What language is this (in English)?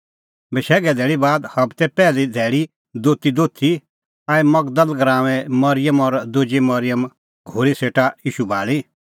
Kullu Pahari